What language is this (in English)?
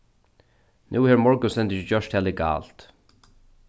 Faroese